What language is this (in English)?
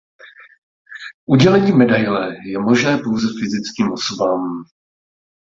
Czech